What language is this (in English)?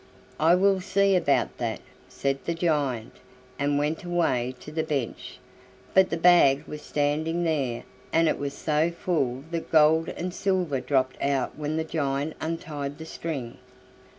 English